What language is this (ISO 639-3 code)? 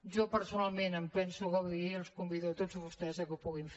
cat